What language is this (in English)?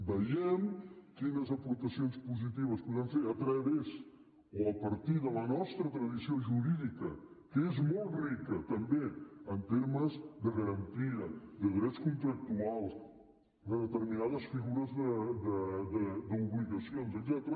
Catalan